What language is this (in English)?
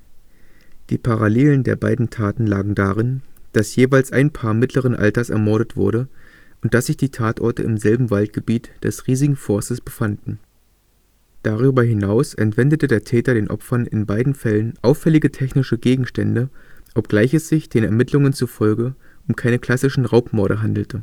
German